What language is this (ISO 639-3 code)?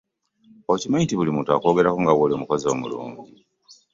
lug